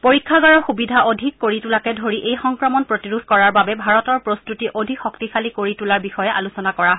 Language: Assamese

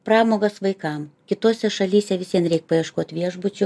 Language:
Lithuanian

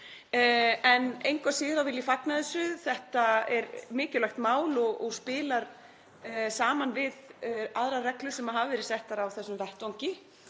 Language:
Icelandic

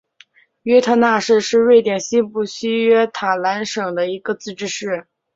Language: Chinese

